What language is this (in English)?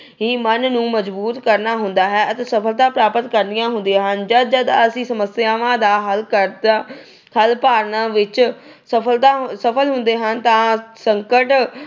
Punjabi